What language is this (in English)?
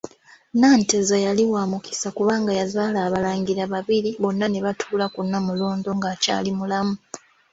Ganda